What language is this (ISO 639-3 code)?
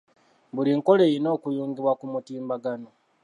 lug